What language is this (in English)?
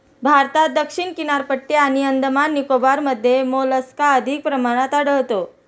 Marathi